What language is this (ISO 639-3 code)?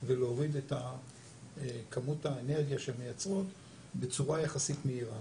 heb